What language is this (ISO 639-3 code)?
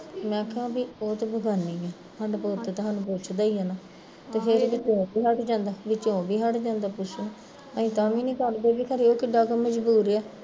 pan